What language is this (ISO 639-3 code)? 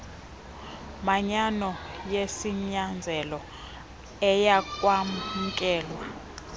xho